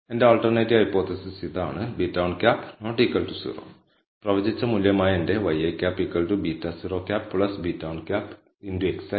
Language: Malayalam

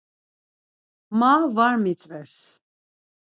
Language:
Laz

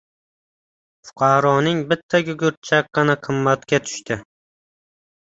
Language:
Uzbek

